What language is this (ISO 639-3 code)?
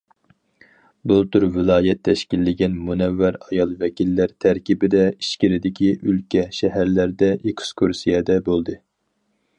uig